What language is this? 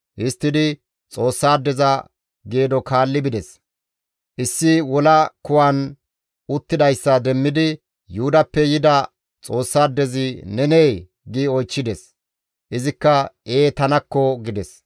Gamo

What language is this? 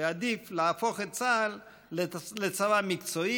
Hebrew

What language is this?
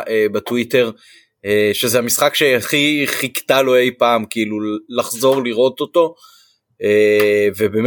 Hebrew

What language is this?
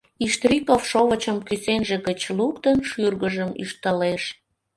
Mari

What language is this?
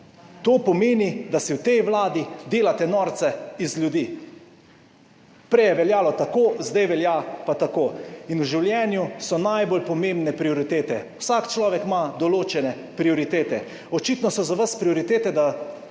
Slovenian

